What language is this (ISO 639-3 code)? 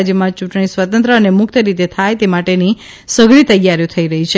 guj